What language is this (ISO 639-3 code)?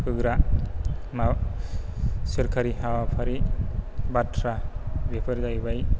brx